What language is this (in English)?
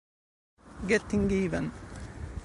Italian